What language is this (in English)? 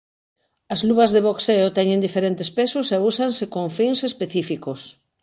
Galician